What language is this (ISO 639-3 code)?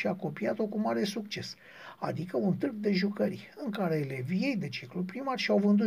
ron